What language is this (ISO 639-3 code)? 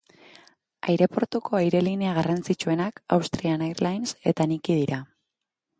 eus